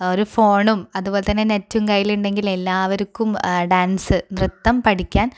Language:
Malayalam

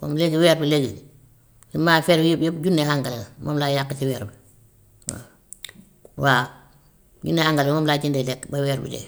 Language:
Gambian Wolof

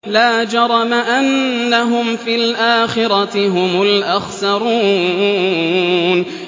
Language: Arabic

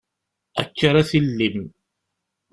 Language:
Kabyle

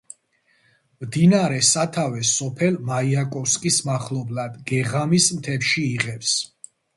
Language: Georgian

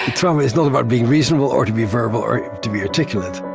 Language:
English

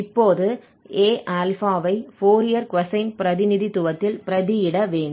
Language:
Tamil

